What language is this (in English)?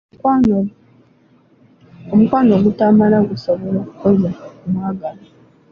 Ganda